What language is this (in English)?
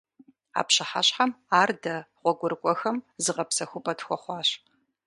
Kabardian